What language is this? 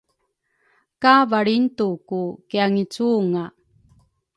Rukai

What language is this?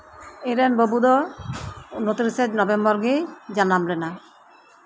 Santali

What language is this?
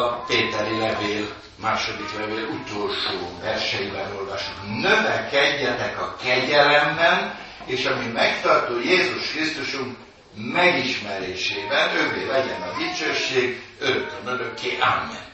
Hungarian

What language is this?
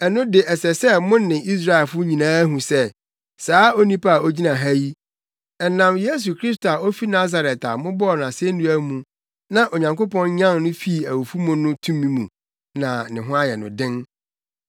Akan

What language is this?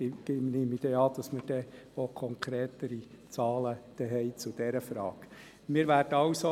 Swiss German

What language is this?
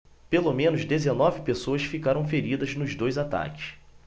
Portuguese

